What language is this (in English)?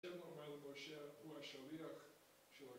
Hebrew